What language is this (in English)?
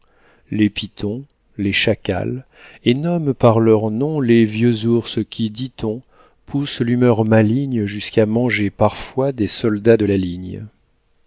French